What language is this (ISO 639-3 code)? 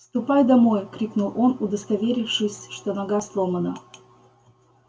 rus